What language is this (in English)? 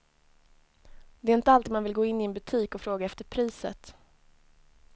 Swedish